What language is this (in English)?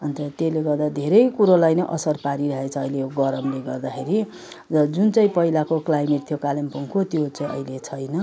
Nepali